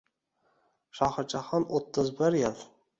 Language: Uzbek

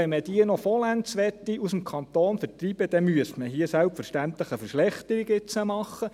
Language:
Swiss German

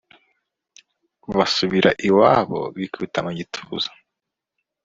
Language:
Kinyarwanda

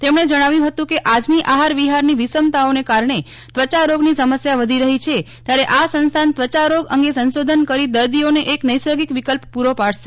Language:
Gujarati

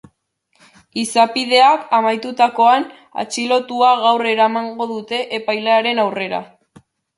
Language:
Basque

